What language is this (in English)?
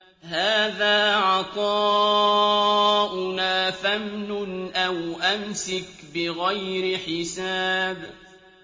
Arabic